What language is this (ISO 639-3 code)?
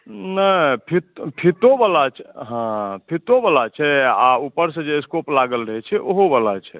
mai